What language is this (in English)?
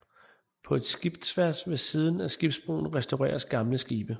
Danish